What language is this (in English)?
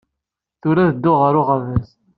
Kabyle